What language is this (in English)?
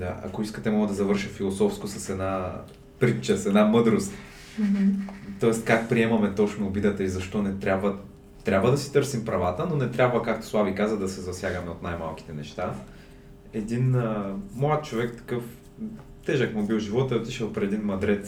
Bulgarian